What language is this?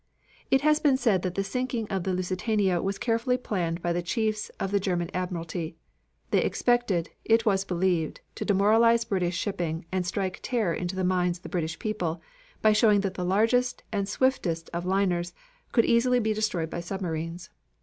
English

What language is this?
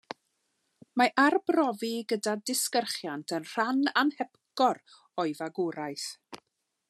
Welsh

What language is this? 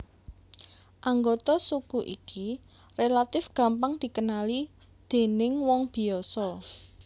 Javanese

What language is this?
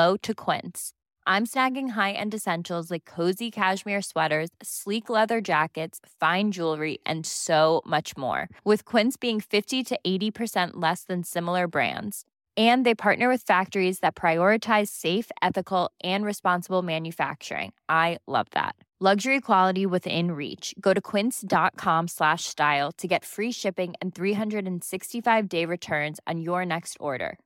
Filipino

